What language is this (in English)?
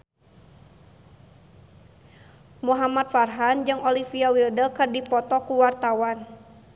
Sundanese